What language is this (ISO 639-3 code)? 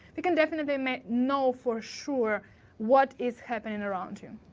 eng